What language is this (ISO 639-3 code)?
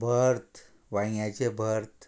kok